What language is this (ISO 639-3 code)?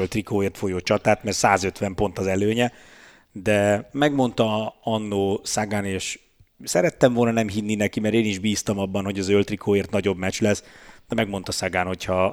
hun